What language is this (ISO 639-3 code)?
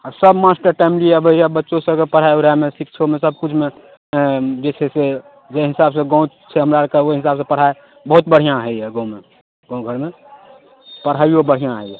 mai